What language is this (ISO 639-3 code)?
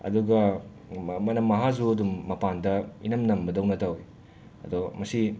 mni